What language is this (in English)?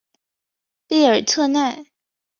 Chinese